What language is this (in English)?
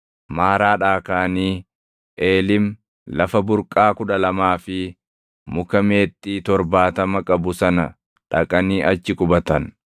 Oromo